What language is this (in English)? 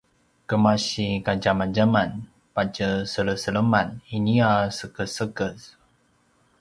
Paiwan